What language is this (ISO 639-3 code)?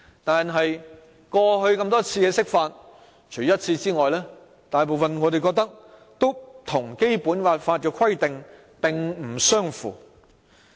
yue